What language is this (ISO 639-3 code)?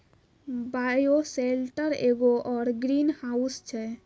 mai